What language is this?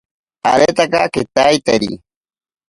Ashéninka Perené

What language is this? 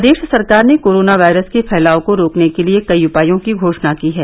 Hindi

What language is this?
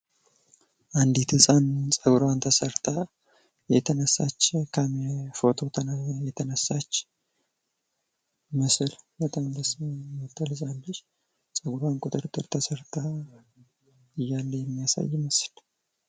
Amharic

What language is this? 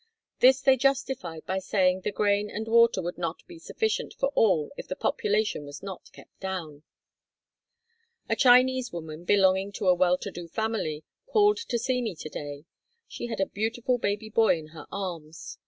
English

